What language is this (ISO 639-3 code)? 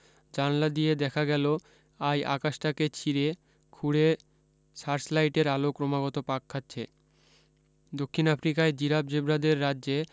ben